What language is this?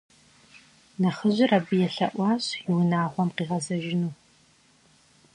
Kabardian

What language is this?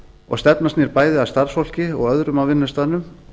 Icelandic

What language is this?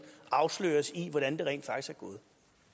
Danish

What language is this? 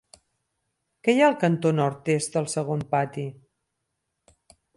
Catalan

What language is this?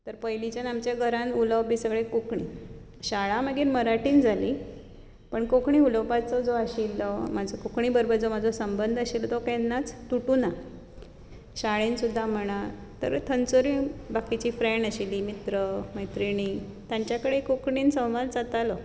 Konkani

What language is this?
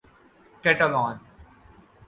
Urdu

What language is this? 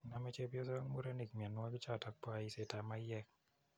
Kalenjin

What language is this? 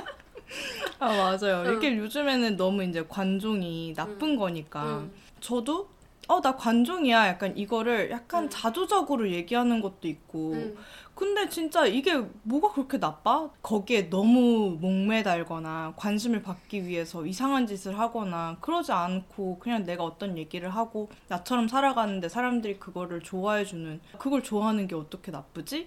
Korean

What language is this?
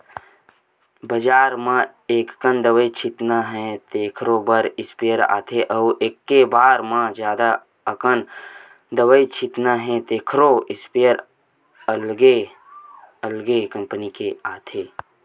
Chhattisgarhi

